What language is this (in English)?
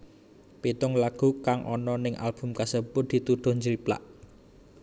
Javanese